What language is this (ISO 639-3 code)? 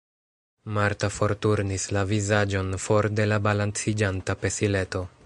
epo